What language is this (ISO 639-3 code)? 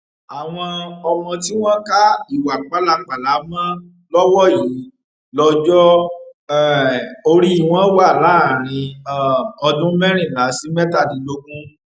yor